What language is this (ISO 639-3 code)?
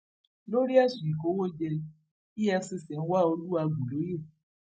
yor